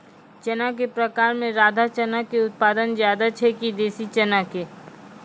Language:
Maithili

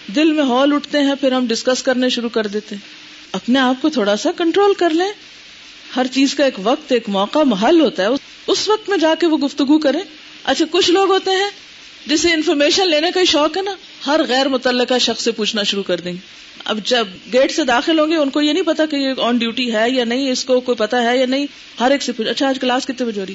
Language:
Urdu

